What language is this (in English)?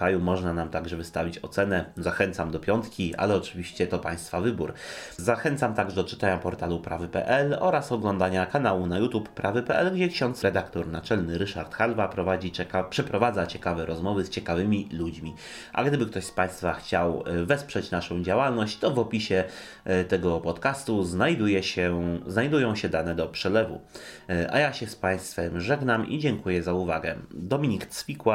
Polish